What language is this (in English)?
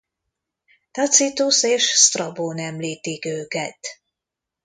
Hungarian